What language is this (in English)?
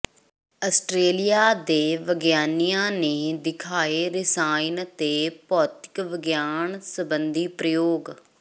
Punjabi